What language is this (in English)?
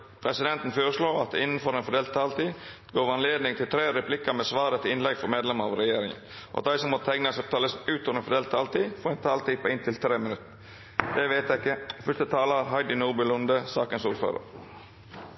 Norwegian Nynorsk